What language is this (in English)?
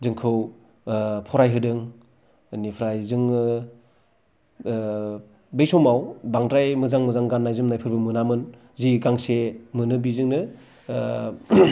Bodo